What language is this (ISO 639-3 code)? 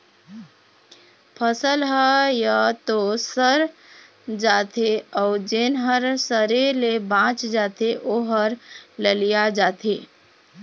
hne